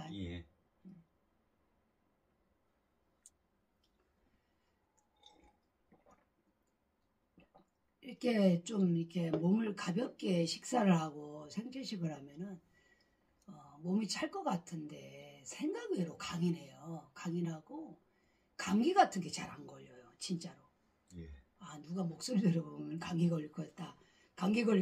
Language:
Korean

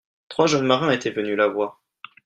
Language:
French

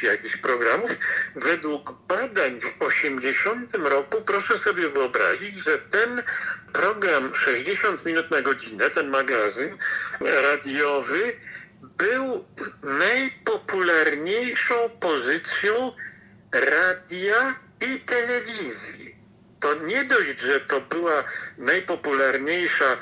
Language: Polish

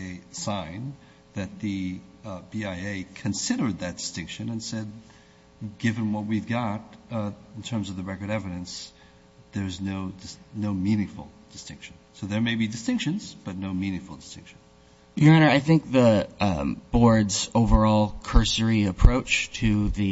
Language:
English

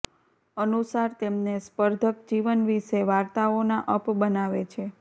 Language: Gujarati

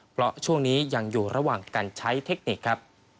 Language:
Thai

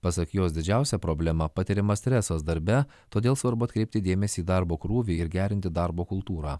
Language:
Lithuanian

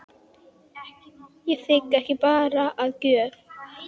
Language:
Icelandic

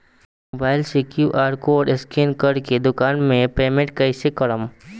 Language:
Bhojpuri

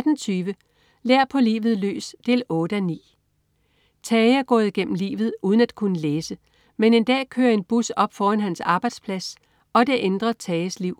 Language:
Danish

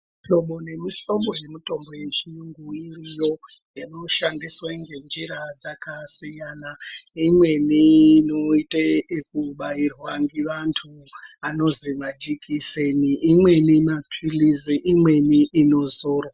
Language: Ndau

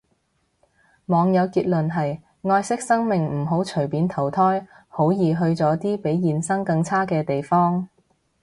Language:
Cantonese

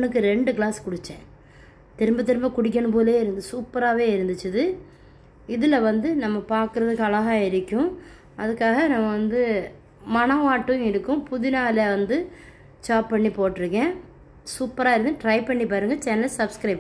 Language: Tamil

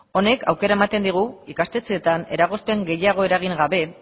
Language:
Basque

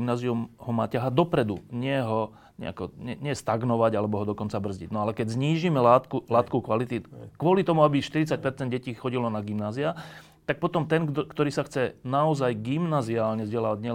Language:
Slovak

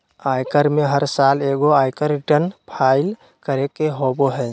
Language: Magahi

